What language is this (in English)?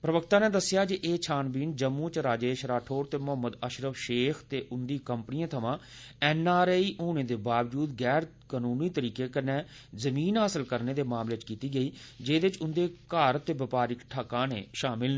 Dogri